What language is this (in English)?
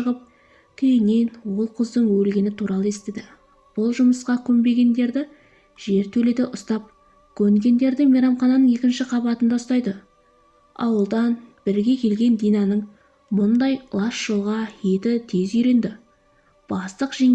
Turkish